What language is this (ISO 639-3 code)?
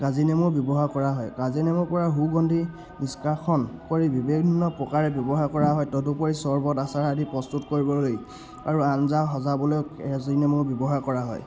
asm